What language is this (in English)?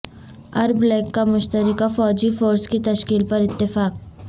Urdu